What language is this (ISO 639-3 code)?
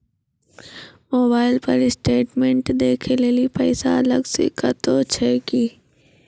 mai